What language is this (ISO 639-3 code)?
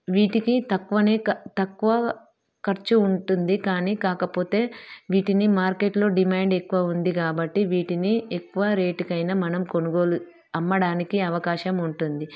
tel